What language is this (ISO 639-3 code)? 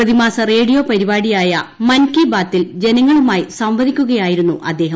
mal